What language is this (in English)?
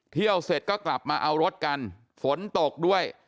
Thai